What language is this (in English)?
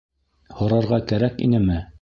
Bashkir